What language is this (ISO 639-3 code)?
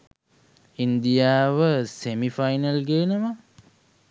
sin